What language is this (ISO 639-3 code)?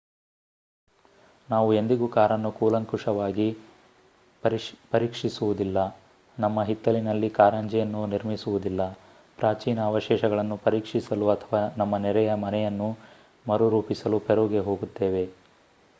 kan